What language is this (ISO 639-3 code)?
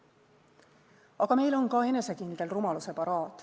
est